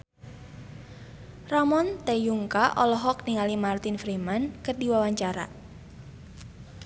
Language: Sundanese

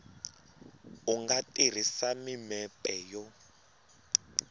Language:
Tsonga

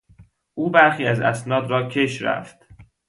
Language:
Persian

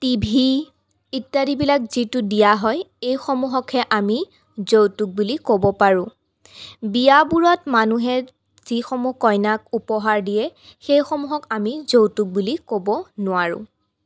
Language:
Assamese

